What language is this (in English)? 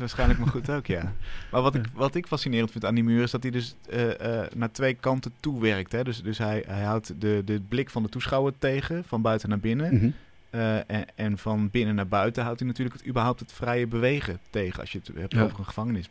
Dutch